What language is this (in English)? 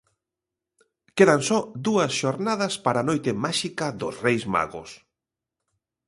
Galician